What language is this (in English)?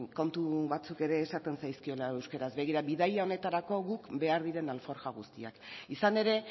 Basque